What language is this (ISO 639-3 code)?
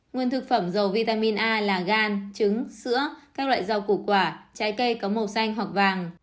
vie